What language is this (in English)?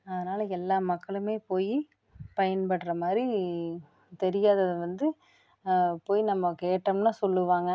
Tamil